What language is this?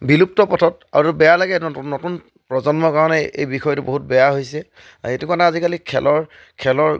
Assamese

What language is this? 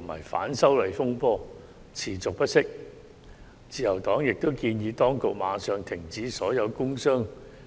Cantonese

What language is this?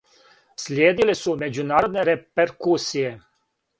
Serbian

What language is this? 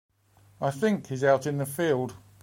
English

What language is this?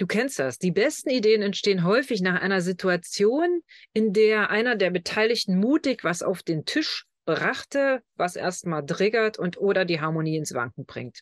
German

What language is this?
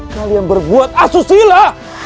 Indonesian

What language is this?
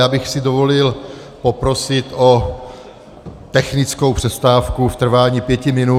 Czech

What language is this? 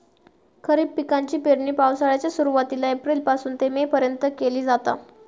Marathi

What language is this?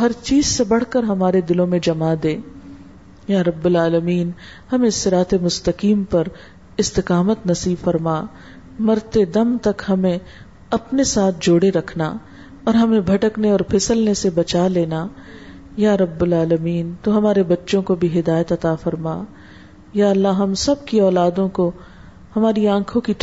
Urdu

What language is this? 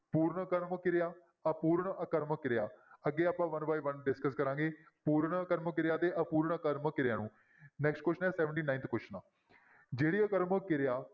Punjabi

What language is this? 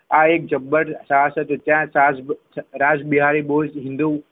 Gujarati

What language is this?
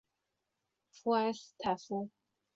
Chinese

